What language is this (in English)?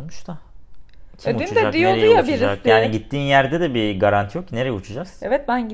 Turkish